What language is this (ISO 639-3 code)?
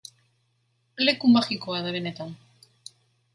eus